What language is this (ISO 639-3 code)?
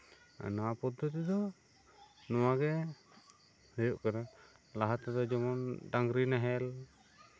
sat